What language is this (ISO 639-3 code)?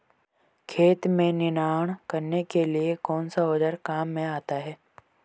hin